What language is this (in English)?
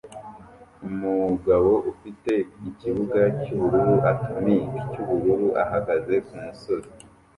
Kinyarwanda